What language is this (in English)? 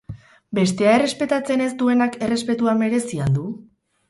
Basque